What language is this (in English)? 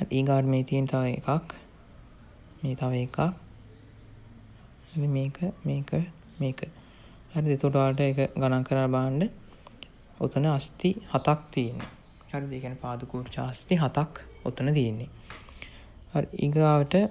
Indonesian